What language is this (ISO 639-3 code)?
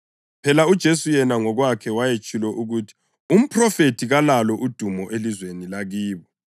nde